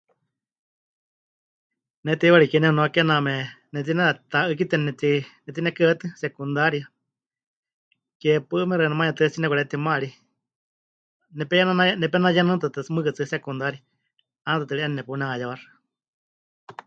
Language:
Huichol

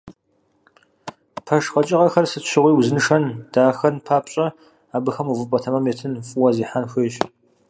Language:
Kabardian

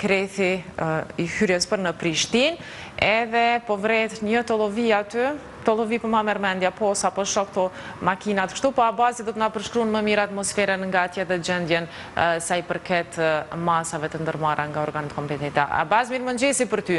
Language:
Romanian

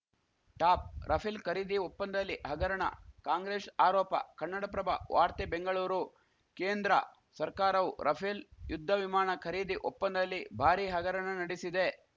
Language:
Kannada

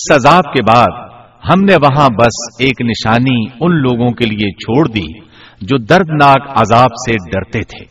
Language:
Urdu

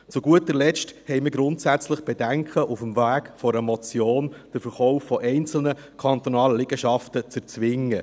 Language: Swiss German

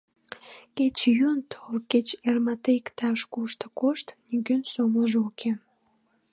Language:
Mari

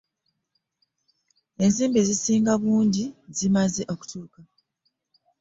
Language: Ganda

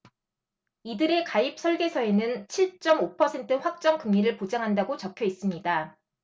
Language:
Korean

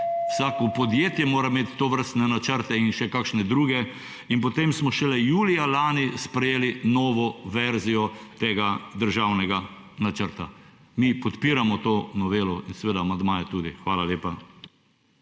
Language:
Slovenian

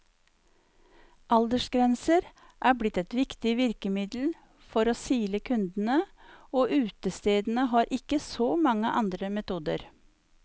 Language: Norwegian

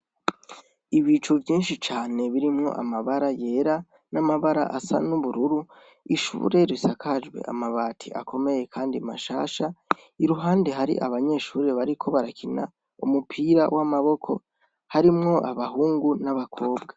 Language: Rundi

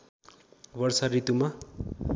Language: Nepali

